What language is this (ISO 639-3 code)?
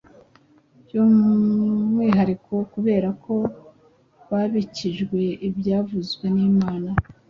kin